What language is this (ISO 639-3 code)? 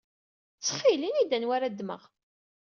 kab